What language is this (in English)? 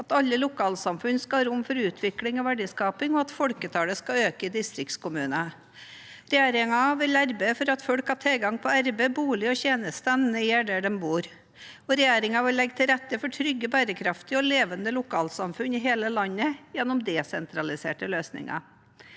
Norwegian